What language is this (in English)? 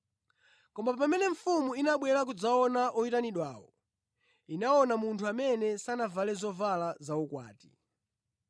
Nyanja